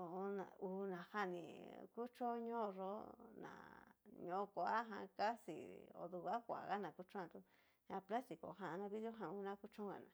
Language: Cacaloxtepec Mixtec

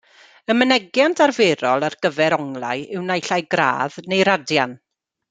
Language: Welsh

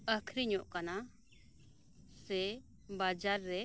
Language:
Santali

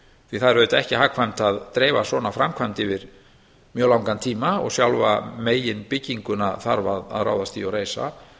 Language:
Icelandic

